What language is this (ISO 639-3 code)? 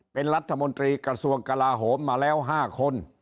tha